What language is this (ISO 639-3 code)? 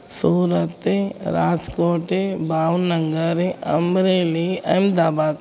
snd